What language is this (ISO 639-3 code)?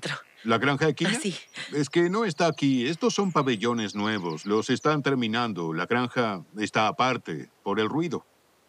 spa